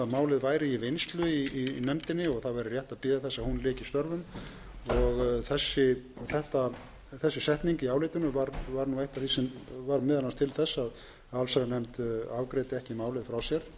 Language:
Icelandic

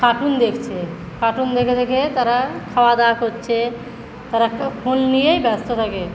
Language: Bangla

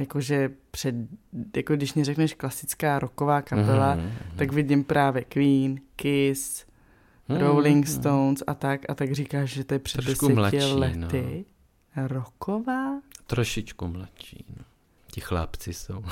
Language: Czech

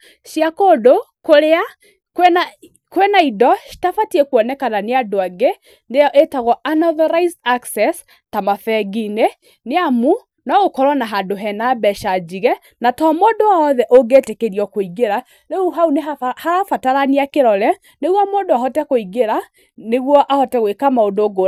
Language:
Kikuyu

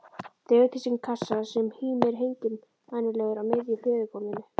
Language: Icelandic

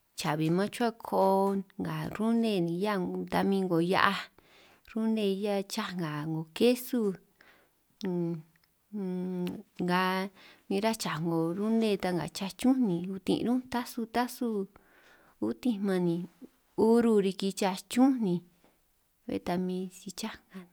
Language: San Martín Itunyoso Triqui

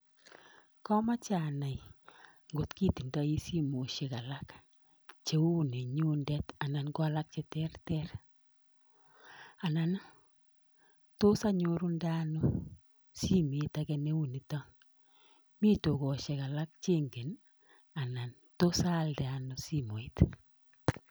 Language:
Kalenjin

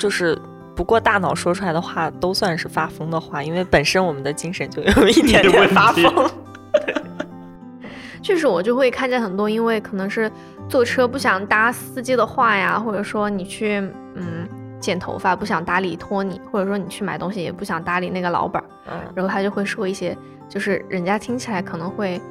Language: Chinese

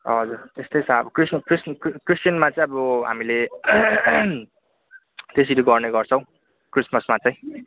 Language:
Nepali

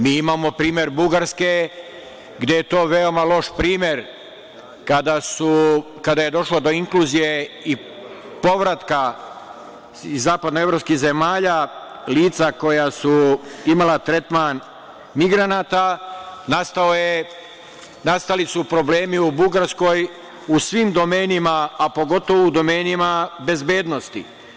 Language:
Serbian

